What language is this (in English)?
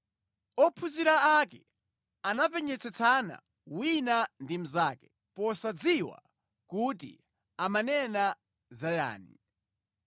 Nyanja